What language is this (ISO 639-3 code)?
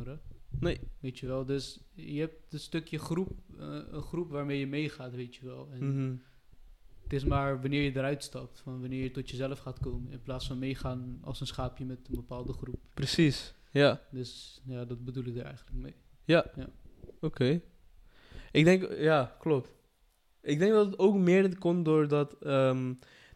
nld